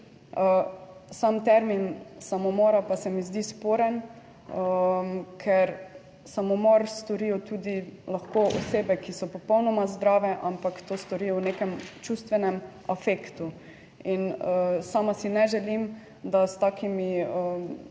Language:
Slovenian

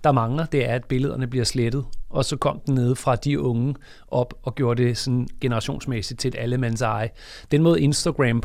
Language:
Danish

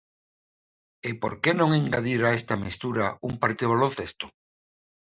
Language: Galician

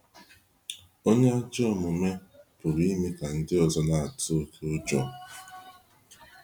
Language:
Igbo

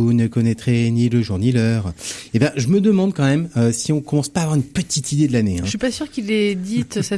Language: French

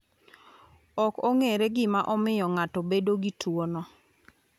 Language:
Luo (Kenya and Tanzania)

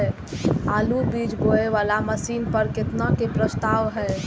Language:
Maithili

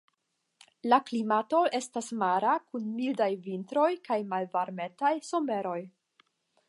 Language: Esperanto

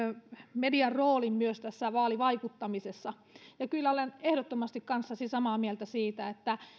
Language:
Finnish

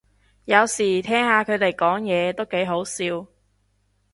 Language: Cantonese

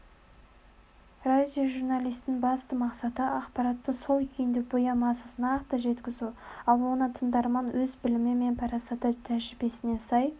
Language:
Kazakh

